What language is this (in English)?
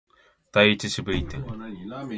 Japanese